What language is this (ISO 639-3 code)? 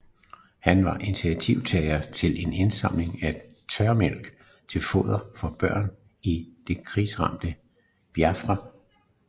dan